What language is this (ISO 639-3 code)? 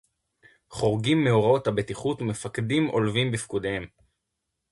heb